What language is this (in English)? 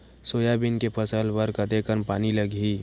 Chhattisgarhi